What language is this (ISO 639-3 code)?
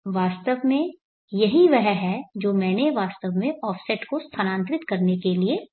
hin